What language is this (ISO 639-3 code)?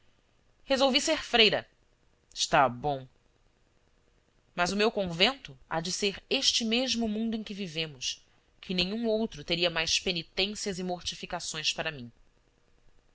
por